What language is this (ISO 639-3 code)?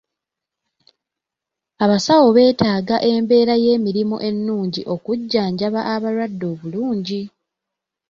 lug